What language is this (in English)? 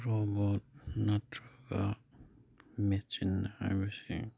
Manipuri